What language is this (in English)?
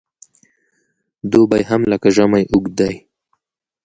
Pashto